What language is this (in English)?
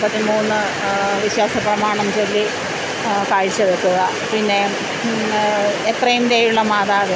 Malayalam